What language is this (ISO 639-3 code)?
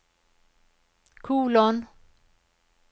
nor